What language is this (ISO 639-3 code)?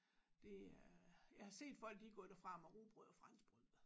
dan